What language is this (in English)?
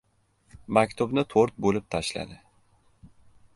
Uzbek